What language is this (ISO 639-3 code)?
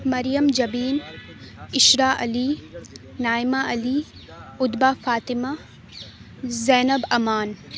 urd